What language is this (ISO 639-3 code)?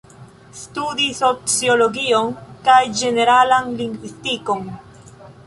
epo